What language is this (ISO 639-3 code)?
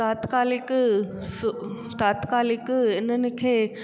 snd